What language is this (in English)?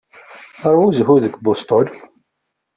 Kabyle